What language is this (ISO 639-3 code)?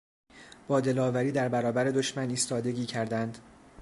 fas